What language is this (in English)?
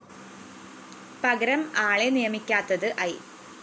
Malayalam